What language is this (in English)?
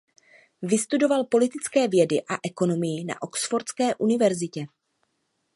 Czech